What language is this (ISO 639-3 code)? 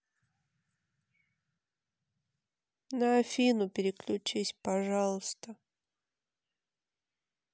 rus